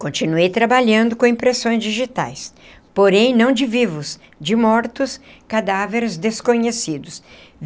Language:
Portuguese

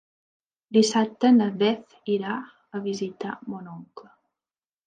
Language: Catalan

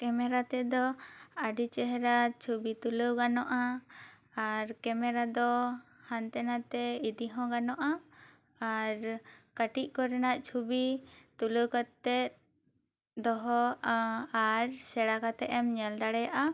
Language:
Santali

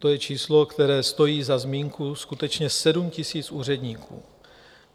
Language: Czech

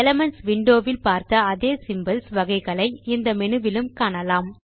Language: Tamil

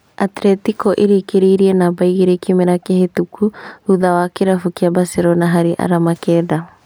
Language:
Kikuyu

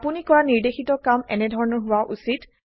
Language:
Assamese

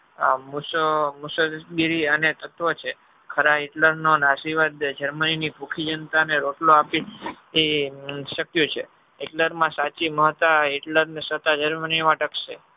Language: Gujarati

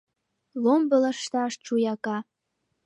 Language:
Mari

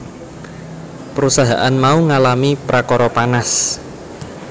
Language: Javanese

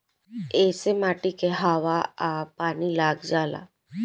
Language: Bhojpuri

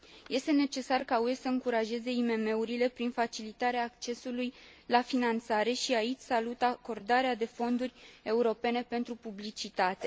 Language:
Romanian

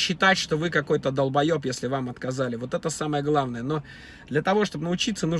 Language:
Russian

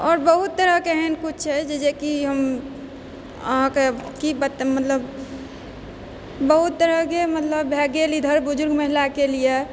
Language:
Maithili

